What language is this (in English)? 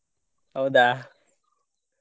Kannada